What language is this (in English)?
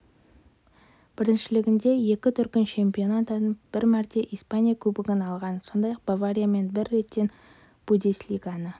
Kazakh